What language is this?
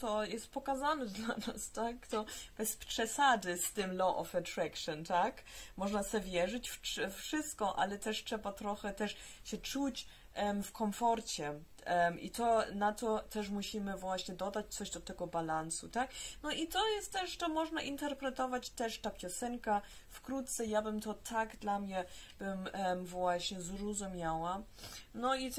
Polish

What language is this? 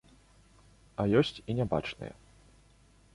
Belarusian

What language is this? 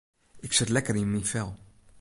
Western Frisian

